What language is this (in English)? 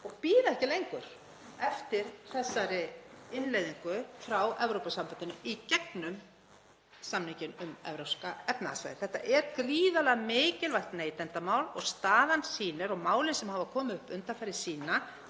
Icelandic